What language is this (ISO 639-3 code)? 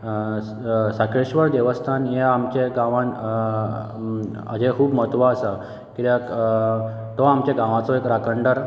kok